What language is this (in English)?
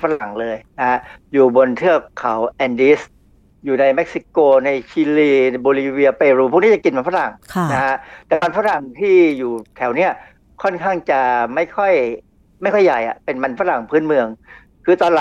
Thai